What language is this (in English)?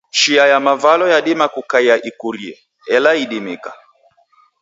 Taita